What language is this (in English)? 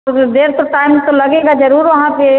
Hindi